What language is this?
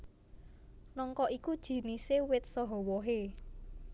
Javanese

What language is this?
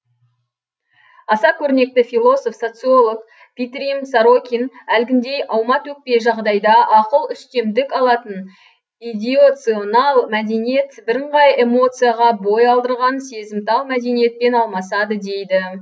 Kazakh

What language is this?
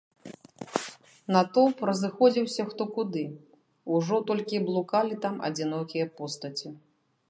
Belarusian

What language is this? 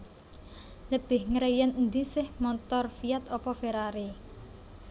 Javanese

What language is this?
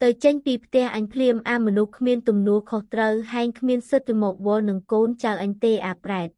Vietnamese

